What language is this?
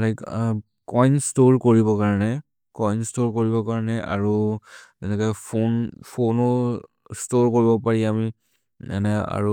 Maria (India)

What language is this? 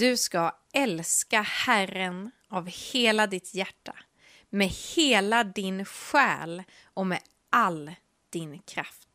Swedish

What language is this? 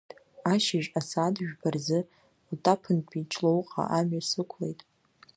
Abkhazian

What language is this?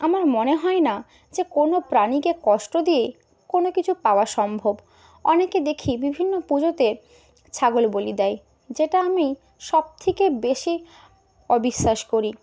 Bangla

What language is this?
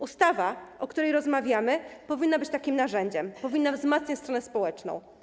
Polish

